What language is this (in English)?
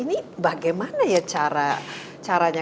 Indonesian